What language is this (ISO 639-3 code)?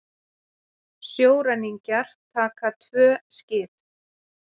isl